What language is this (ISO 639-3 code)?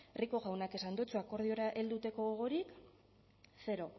eus